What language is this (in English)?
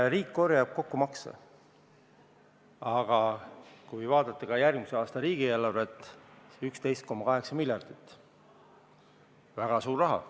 Estonian